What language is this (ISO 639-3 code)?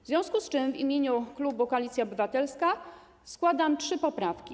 pol